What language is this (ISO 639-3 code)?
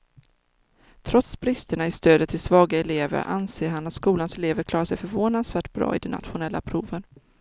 swe